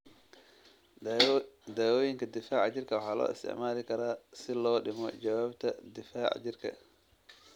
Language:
Somali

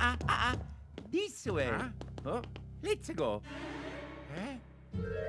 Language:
German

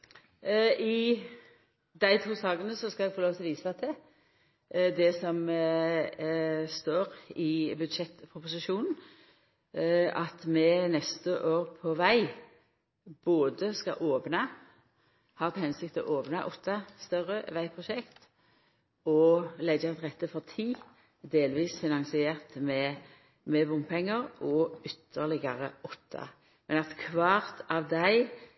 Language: Norwegian Nynorsk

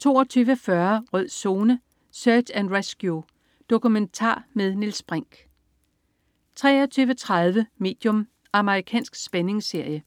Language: Danish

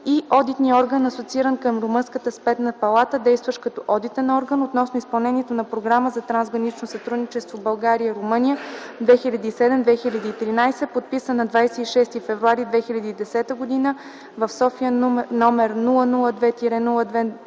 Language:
Bulgarian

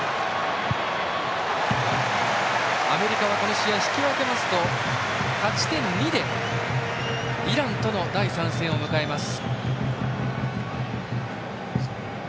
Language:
Japanese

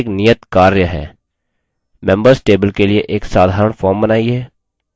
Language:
Hindi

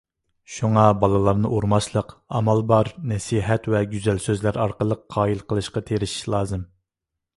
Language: Uyghur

